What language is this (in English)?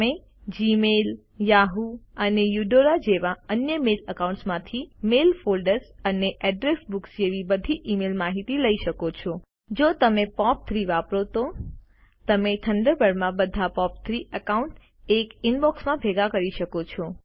Gujarati